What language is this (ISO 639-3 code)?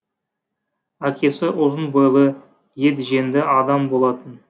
kaz